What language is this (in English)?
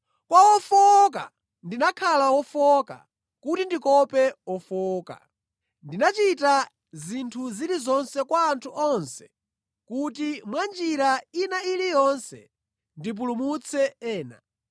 Nyanja